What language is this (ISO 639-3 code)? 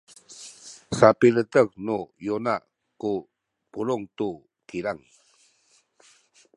szy